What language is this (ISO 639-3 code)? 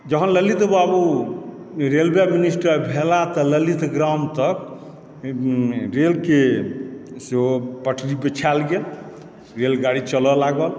mai